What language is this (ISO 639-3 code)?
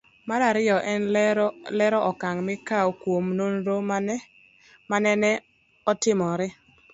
luo